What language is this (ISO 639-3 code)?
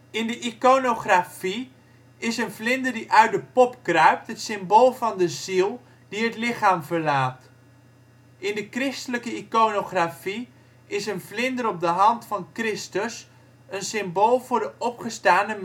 nld